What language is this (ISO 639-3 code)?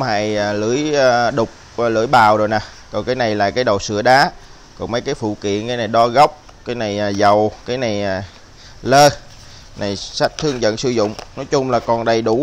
vie